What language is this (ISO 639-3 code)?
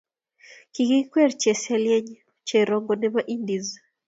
kln